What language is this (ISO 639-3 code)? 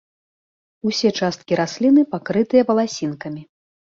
bel